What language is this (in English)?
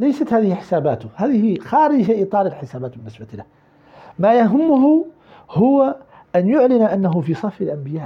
Arabic